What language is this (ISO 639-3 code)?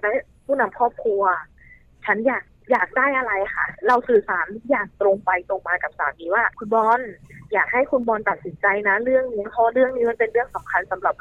tha